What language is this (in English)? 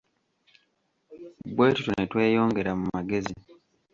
Ganda